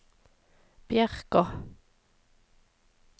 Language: Norwegian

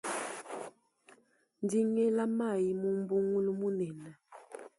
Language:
Luba-Lulua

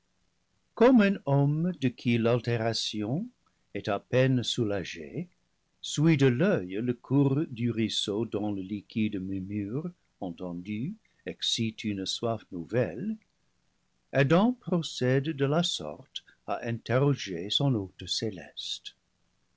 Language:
French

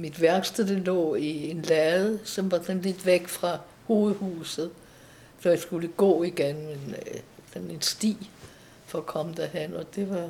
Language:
Danish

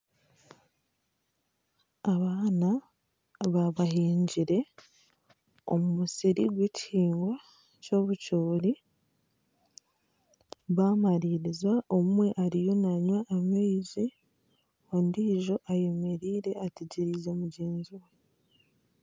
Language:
Nyankole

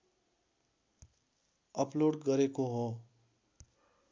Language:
Nepali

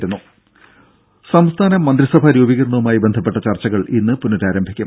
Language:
Malayalam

